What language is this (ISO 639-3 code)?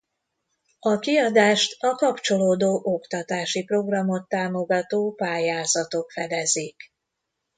hun